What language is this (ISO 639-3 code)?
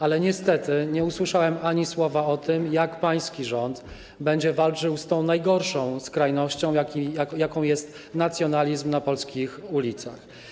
pol